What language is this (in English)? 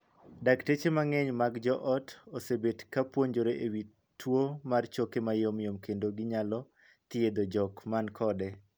Luo (Kenya and Tanzania)